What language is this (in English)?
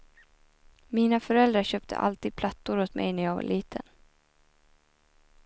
Swedish